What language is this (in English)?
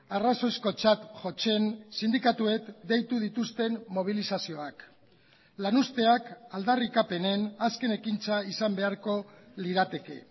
Basque